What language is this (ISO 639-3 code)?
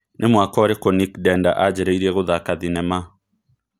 kik